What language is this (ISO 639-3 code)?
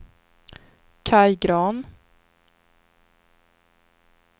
swe